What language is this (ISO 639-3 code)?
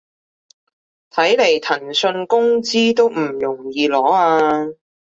yue